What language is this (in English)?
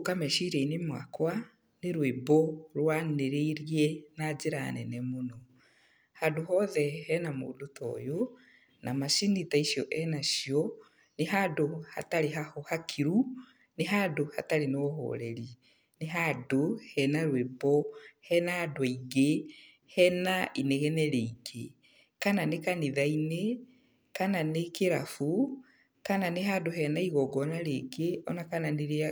Kikuyu